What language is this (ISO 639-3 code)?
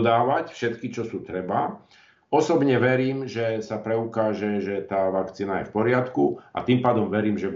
slk